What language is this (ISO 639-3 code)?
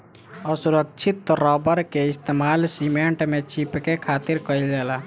bho